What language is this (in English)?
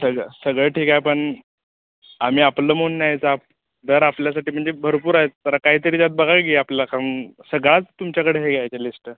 Marathi